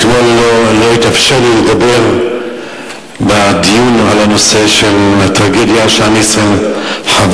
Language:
Hebrew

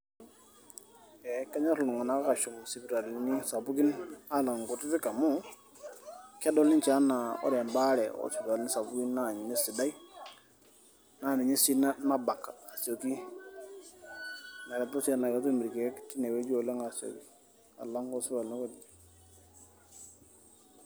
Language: Masai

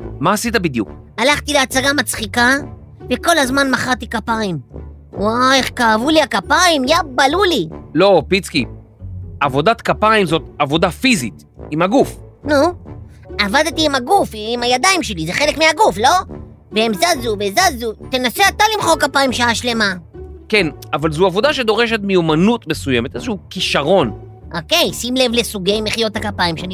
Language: Hebrew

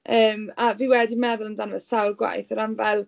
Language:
Welsh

